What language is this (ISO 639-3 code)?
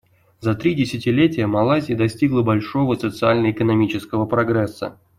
rus